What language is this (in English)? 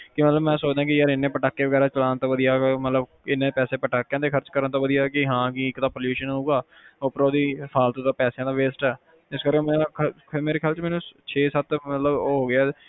Punjabi